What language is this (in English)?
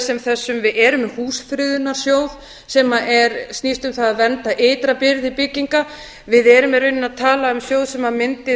Icelandic